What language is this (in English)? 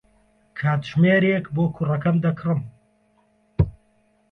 Central Kurdish